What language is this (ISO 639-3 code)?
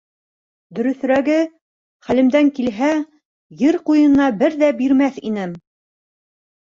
bak